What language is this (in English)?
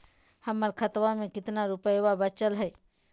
Magahi